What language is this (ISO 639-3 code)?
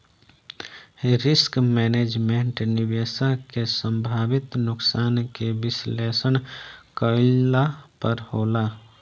bho